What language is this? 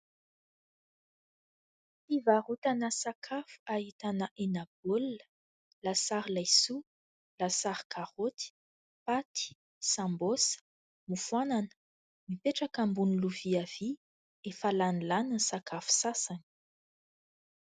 Malagasy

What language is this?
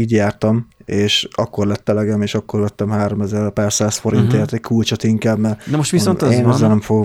Hungarian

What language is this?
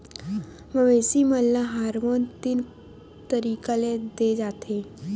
Chhattisgarhi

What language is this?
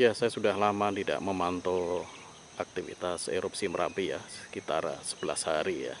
Indonesian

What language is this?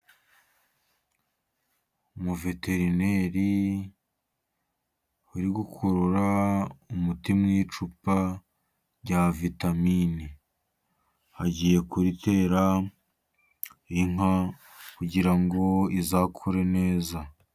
Kinyarwanda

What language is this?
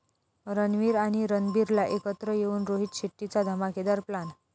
Marathi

